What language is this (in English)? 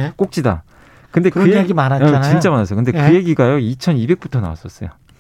Korean